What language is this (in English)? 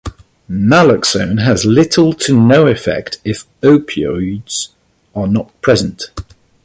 English